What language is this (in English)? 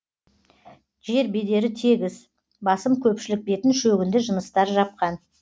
Kazakh